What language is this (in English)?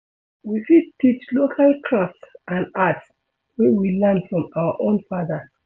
Nigerian Pidgin